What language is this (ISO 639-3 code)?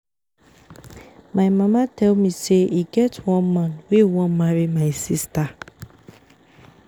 pcm